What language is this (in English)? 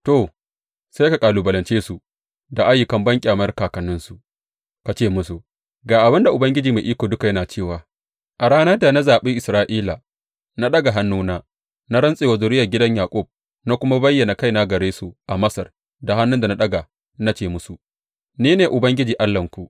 Hausa